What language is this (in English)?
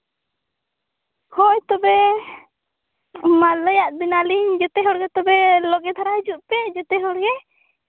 Santali